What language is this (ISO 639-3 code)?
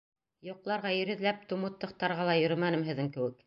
bak